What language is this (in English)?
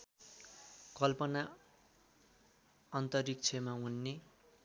Nepali